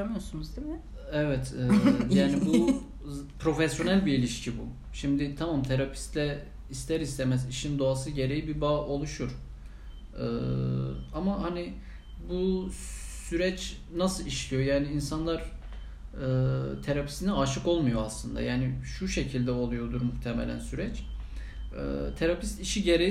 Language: Turkish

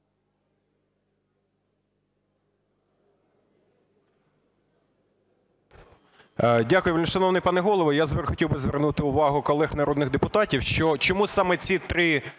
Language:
Ukrainian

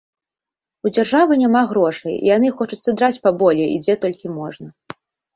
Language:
Belarusian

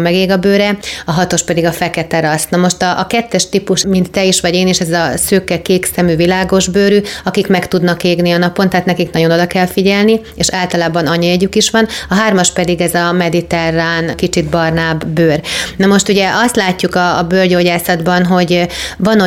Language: Hungarian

